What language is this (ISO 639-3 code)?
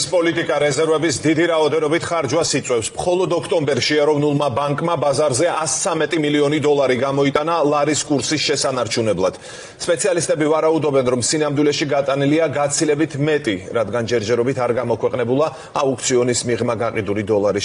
ara